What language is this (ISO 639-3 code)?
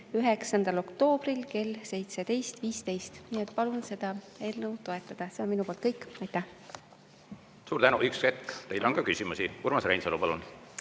est